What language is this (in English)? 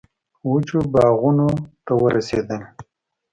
Pashto